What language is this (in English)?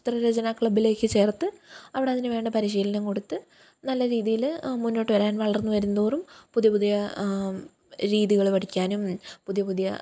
Malayalam